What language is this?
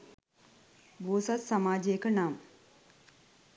Sinhala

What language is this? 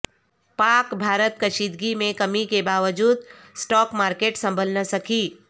Urdu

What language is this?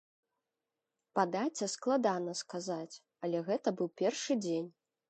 Belarusian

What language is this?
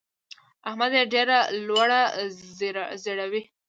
Pashto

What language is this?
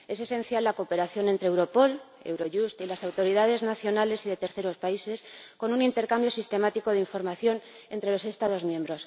Spanish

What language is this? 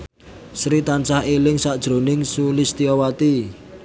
Javanese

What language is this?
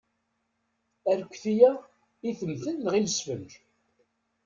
Kabyle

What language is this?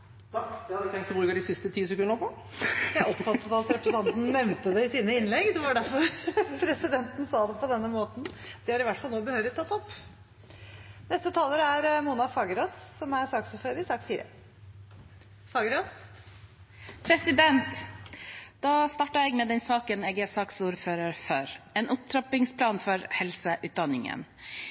Norwegian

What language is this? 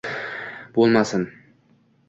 Uzbek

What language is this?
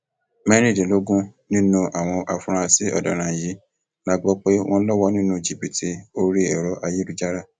Yoruba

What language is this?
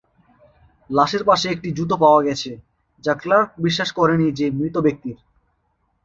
Bangla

